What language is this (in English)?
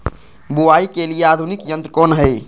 Magahi